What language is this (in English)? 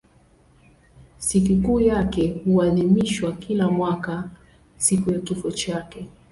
Swahili